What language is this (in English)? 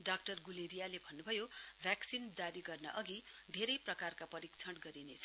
Nepali